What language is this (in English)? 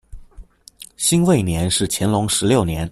Chinese